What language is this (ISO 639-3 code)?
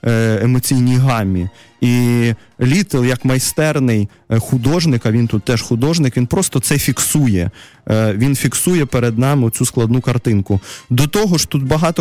rus